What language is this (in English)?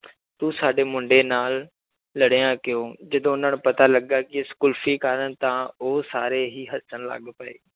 Punjabi